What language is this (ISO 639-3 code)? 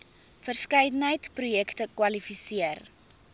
afr